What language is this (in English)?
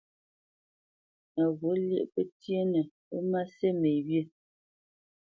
Bamenyam